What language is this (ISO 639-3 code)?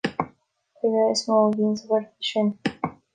gle